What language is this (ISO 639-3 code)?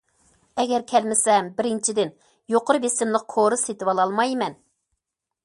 uig